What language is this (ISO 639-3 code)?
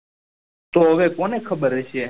guj